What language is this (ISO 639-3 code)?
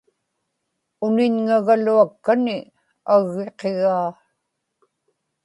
ipk